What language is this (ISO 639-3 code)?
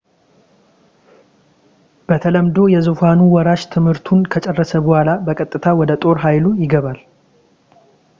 amh